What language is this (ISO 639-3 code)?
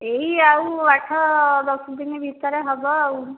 ori